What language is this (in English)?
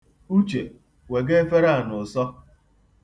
Igbo